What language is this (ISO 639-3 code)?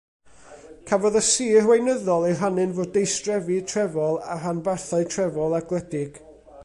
cym